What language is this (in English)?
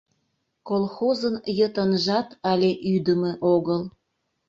Mari